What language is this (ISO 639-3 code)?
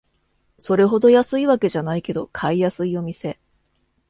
jpn